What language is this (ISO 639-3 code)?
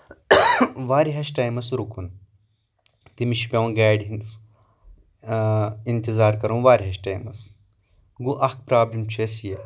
kas